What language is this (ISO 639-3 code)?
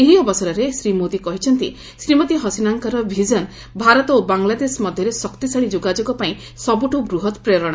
ori